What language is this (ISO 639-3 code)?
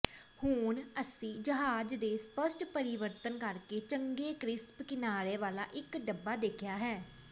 pan